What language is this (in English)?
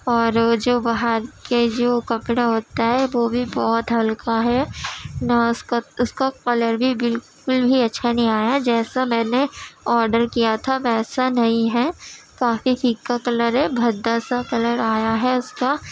Urdu